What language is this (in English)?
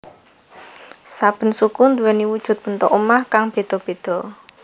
Javanese